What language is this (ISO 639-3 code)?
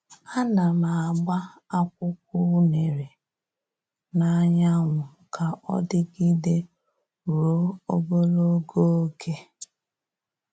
ibo